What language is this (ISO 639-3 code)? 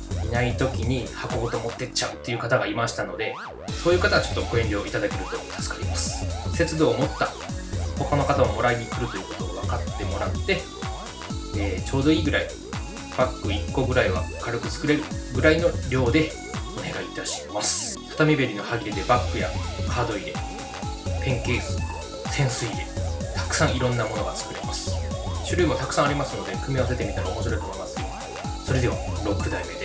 jpn